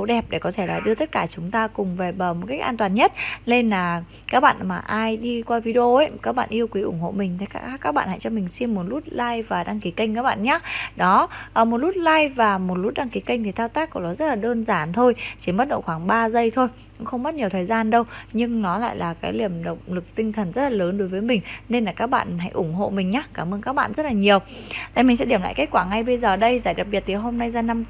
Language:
Vietnamese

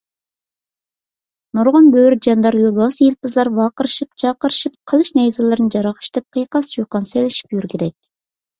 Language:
Uyghur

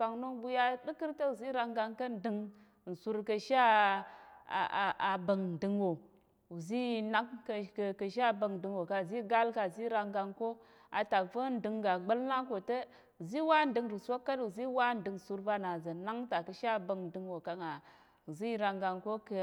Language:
Tarok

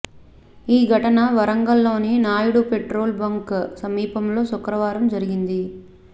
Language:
Telugu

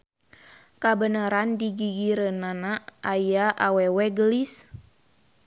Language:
Sundanese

